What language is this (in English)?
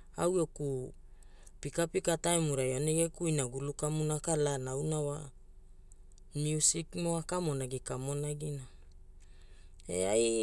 Hula